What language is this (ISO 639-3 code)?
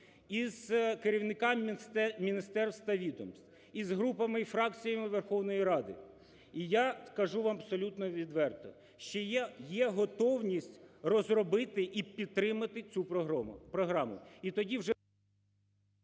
ukr